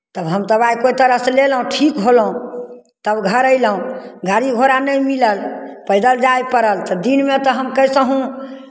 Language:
Maithili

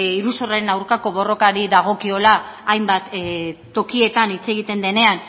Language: Basque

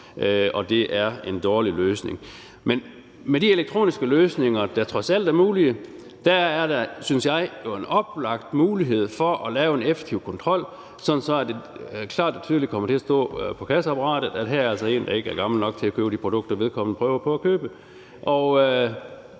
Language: Danish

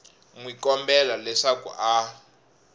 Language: Tsonga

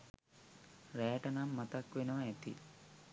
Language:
Sinhala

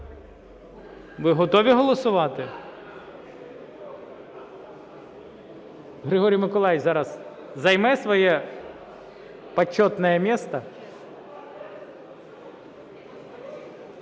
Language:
Ukrainian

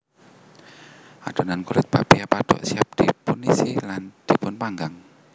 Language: Javanese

